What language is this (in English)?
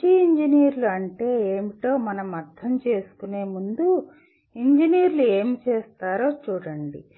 Telugu